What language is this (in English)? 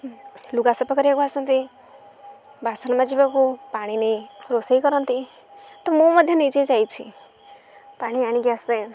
Odia